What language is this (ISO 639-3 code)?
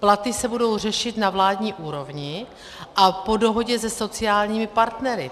ces